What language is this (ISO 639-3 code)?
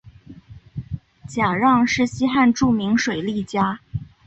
zho